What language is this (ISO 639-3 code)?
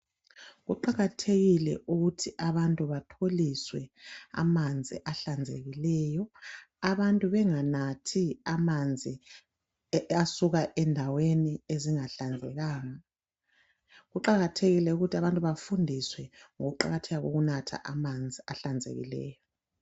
nde